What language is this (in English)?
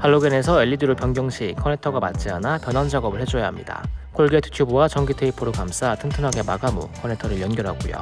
Korean